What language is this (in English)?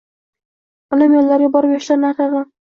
Uzbek